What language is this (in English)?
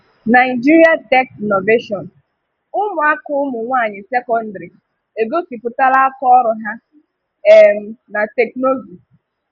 Igbo